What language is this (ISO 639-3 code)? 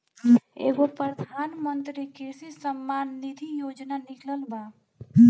bho